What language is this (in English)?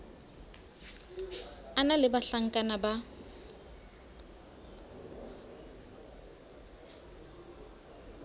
Southern Sotho